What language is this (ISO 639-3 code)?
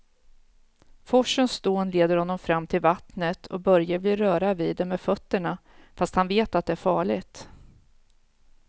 swe